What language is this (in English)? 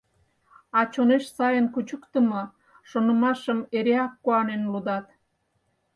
Mari